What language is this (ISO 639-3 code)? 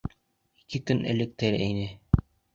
bak